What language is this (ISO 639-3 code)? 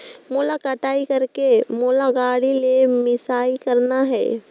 hne